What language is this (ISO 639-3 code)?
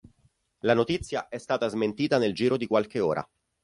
ita